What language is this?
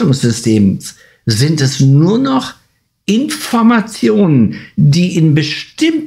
German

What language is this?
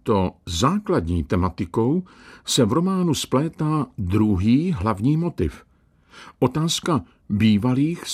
Czech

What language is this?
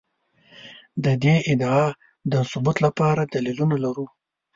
Pashto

